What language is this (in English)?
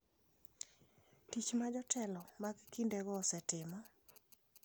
Luo (Kenya and Tanzania)